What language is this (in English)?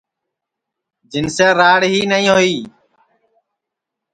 Sansi